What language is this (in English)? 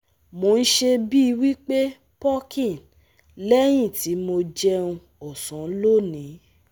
Yoruba